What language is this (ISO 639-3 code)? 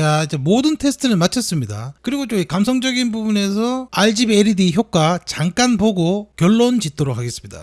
kor